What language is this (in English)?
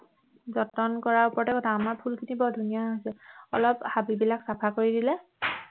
Assamese